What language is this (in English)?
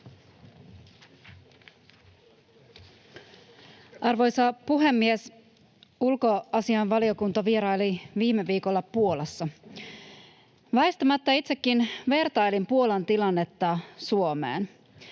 Finnish